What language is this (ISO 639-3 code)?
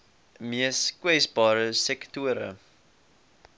afr